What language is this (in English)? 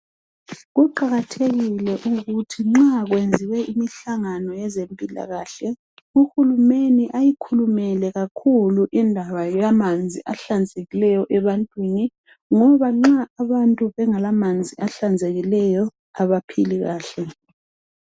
North Ndebele